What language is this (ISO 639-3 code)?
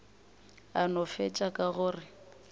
nso